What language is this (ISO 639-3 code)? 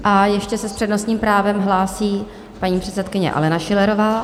ces